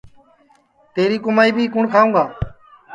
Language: Sansi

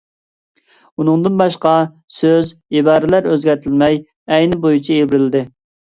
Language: Uyghur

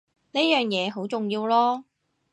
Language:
Cantonese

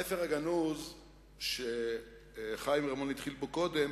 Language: Hebrew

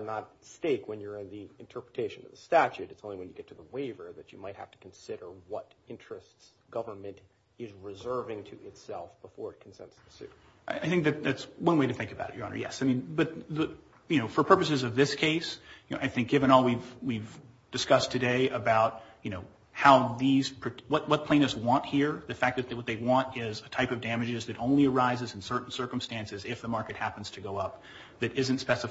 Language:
English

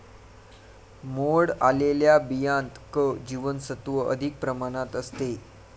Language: Marathi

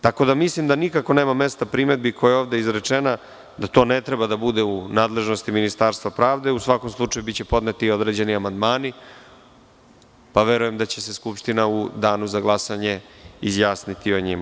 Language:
Serbian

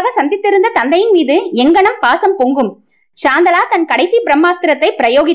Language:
Tamil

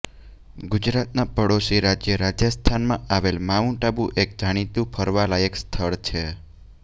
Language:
Gujarati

